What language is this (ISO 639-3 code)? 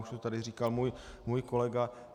ces